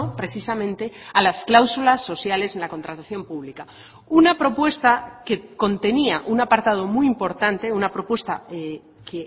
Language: Spanish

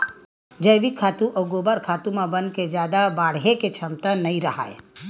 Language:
Chhattisgarhi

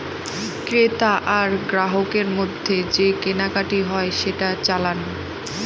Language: Bangla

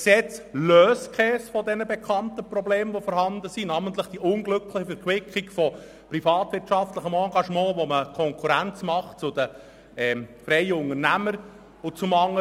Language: Swiss German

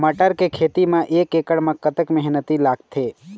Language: Chhattisgarhi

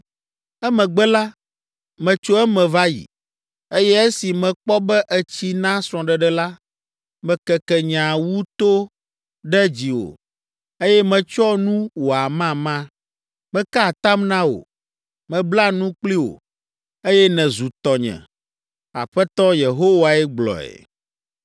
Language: Ewe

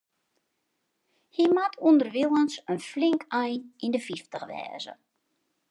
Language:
Western Frisian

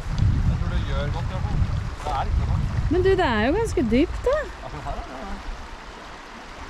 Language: Norwegian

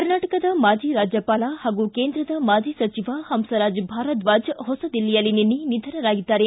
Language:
Kannada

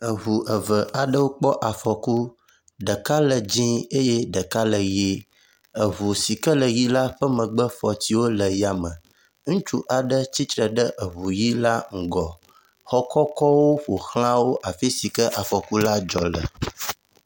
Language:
Ewe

